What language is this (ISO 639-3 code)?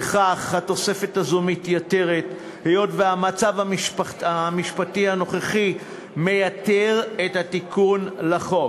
heb